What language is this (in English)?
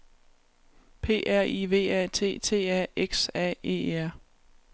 Danish